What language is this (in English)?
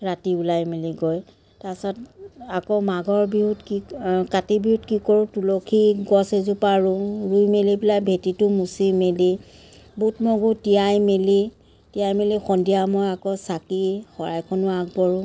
Assamese